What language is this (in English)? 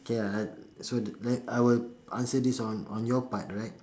English